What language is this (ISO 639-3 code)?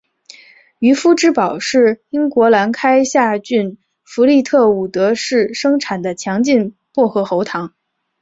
zho